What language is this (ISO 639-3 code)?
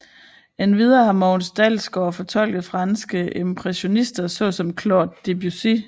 dan